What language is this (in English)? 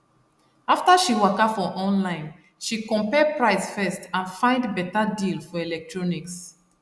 Nigerian Pidgin